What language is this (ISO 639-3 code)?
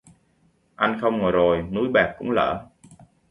vie